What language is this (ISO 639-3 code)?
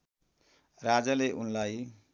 nep